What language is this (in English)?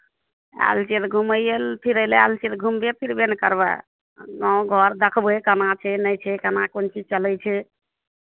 Maithili